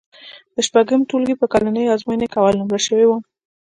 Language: Pashto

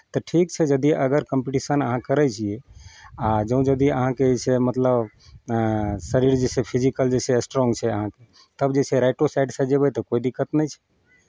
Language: Maithili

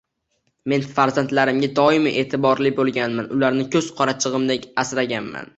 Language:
Uzbek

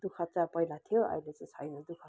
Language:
Nepali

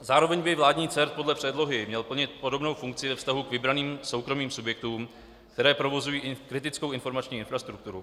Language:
Czech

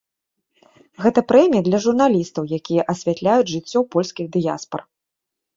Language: Belarusian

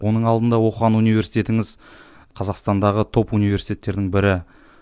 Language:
Kazakh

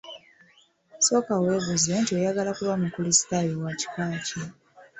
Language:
Ganda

